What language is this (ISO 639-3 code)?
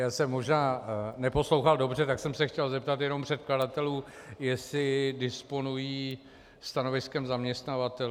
ces